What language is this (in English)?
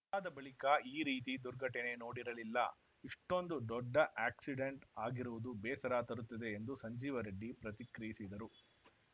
Kannada